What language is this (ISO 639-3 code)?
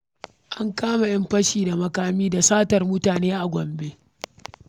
hau